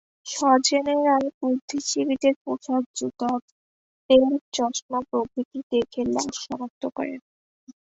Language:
Bangla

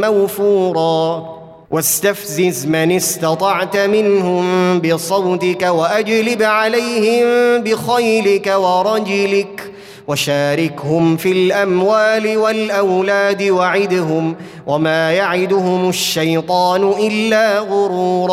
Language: Arabic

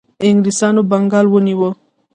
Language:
Pashto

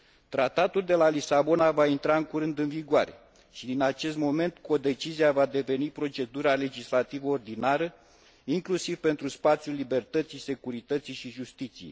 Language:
Romanian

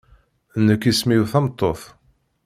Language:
Kabyle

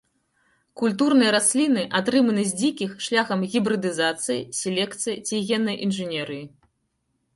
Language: Belarusian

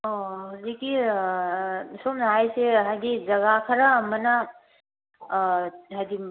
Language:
Manipuri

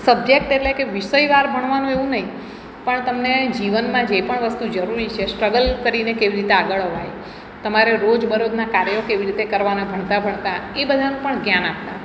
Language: Gujarati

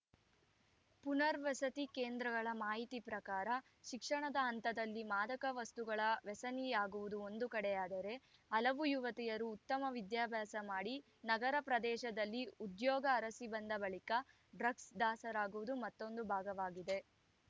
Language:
Kannada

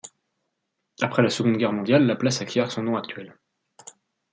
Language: French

